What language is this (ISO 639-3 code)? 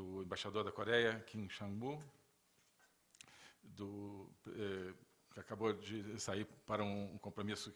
por